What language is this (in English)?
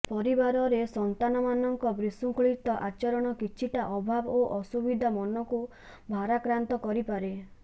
Odia